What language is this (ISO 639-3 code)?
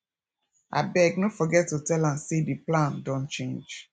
pcm